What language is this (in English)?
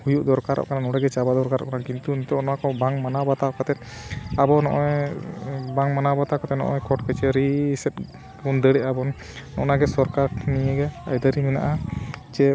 Santali